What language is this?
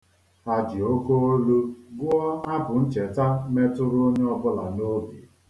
Igbo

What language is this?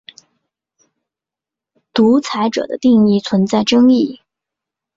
Chinese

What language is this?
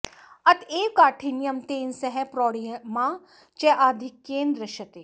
Sanskrit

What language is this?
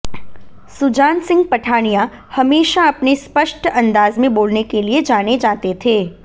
Hindi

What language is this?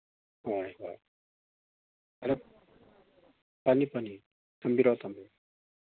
Manipuri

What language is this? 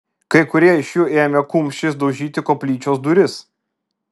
Lithuanian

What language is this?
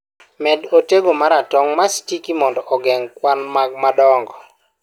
Luo (Kenya and Tanzania)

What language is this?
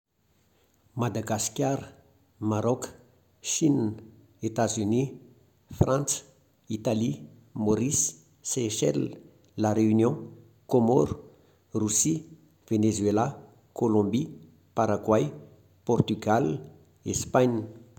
Malagasy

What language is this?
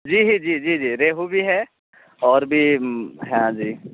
Urdu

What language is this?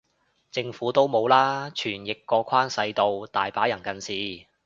Cantonese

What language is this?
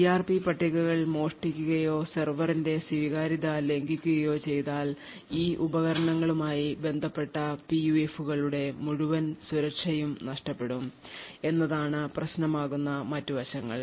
Malayalam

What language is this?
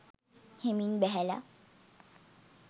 Sinhala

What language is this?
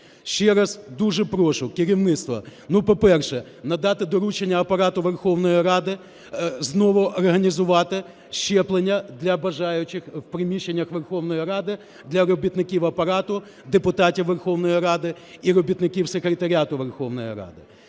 Ukrainian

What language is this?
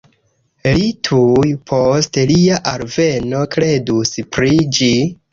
Esperanto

